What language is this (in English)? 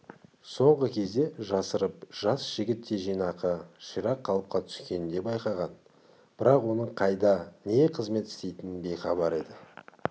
Kazakh